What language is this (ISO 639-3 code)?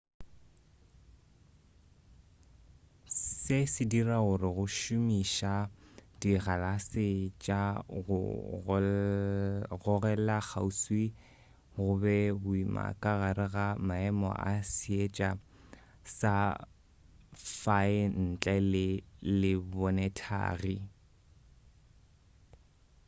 nso